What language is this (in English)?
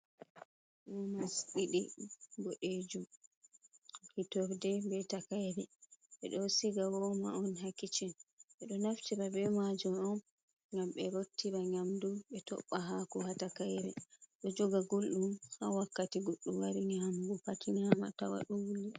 Fula